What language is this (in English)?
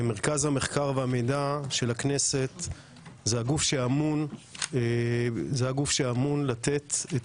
Hebrew